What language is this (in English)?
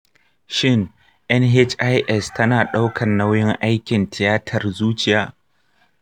Hausa